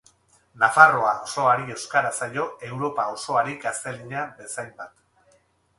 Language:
Basque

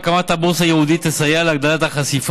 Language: Hebrew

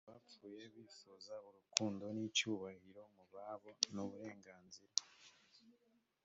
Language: Kinyarwanda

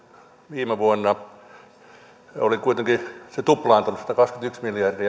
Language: Finnish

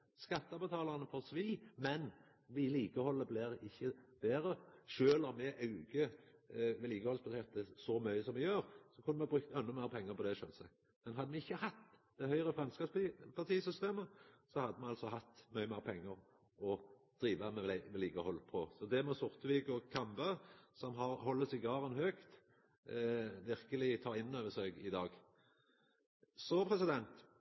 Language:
Norwegian Nynorsk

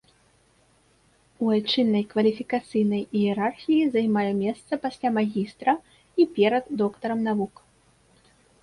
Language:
Belarusian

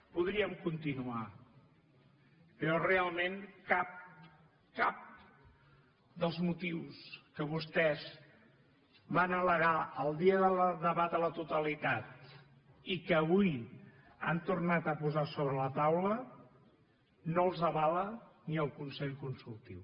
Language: Catalan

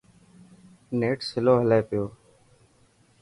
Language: Dhatki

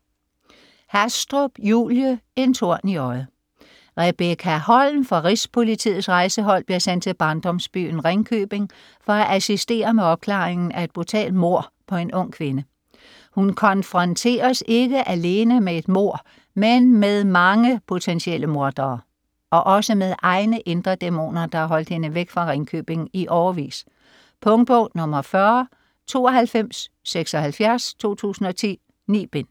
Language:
Danish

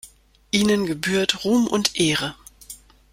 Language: German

